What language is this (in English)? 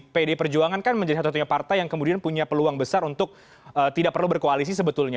Indonesian